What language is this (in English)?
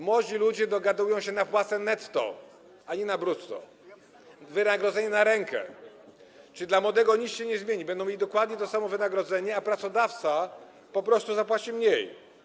Polish